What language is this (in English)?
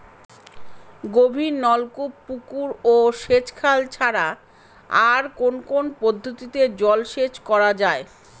Bangla